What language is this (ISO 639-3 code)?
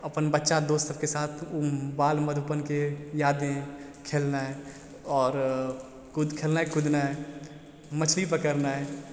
mai